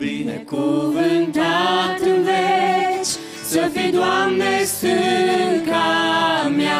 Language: Romanian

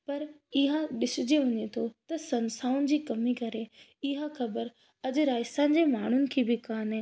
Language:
Sindhi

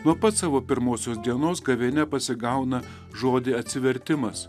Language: Lithuanian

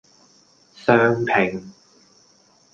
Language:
Cantonese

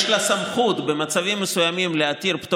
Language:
Hebrew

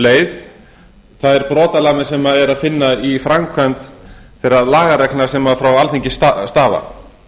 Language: Icelandic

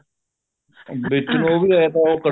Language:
Punjabi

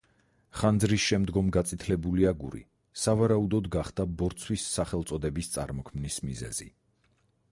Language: Georgian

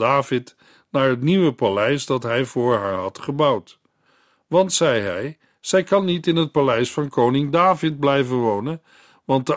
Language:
Dutch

